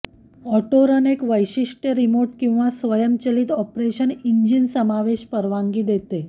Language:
Marathi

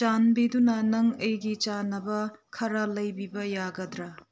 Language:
Manipuri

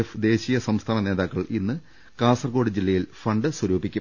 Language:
Malayalam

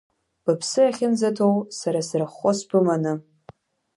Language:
Abkhazian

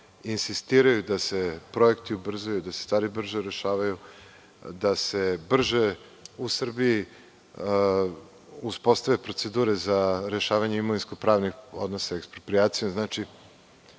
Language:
Serbian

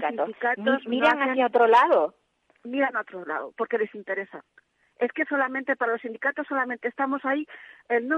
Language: Spanish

